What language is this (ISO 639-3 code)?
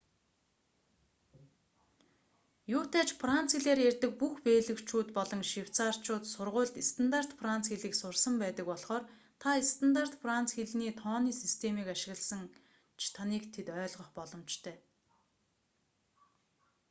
mon